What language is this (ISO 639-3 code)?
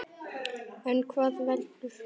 isl